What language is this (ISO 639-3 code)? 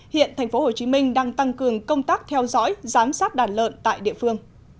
vie